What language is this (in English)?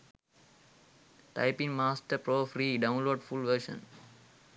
Sinhala